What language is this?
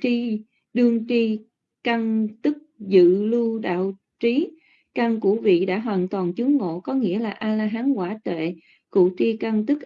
Vietnamese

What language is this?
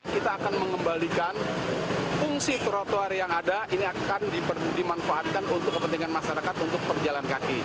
Indonesian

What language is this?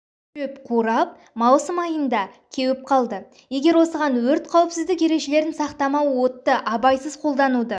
Kazakh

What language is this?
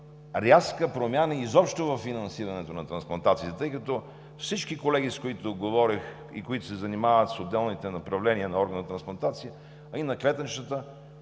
Bulgarian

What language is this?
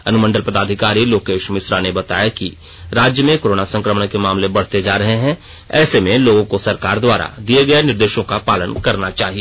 Hindi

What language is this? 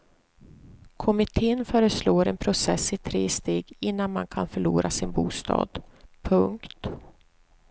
Swedish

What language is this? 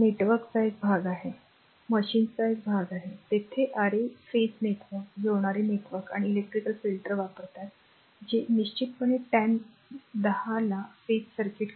Marathi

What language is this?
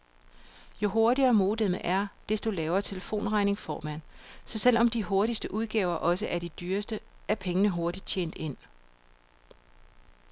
Danish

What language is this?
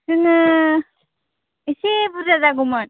Bodo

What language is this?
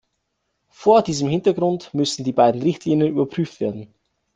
German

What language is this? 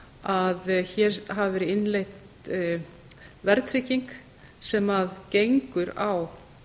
Icelandic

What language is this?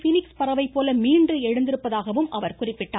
Tamil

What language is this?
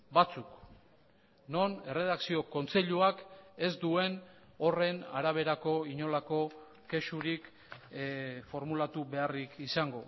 Basque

